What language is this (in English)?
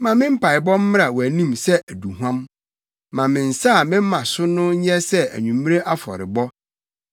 Akan